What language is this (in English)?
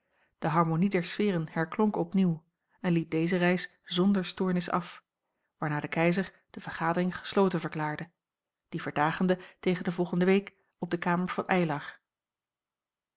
Dutch